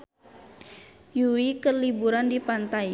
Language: Sundanese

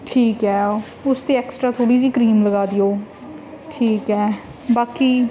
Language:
Punjabi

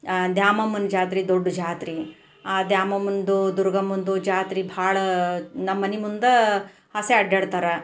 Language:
Kannada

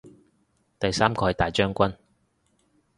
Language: Cantonese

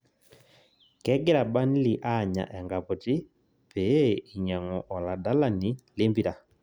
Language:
Masai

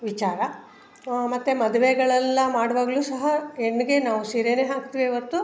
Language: Kannada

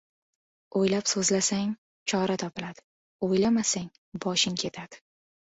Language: Uzbek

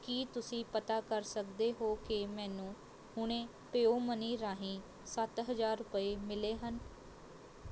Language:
Punjabi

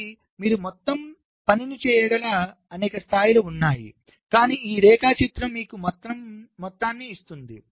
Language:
Telugu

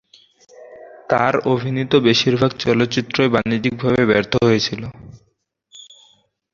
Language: Bangla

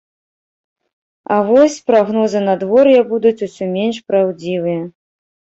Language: Belarusian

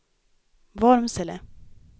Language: Swedish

